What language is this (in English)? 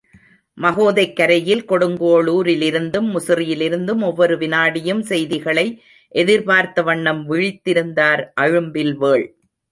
Tamil